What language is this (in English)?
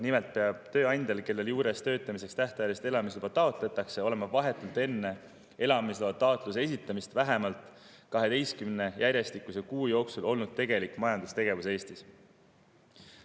Estonian